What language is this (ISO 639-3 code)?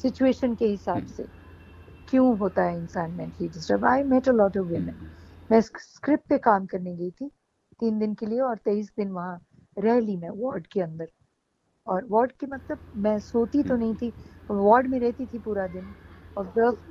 hin